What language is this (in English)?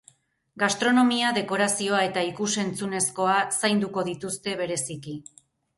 Basque